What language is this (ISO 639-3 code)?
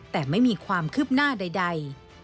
tha